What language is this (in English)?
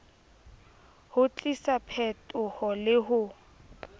Southern Sotho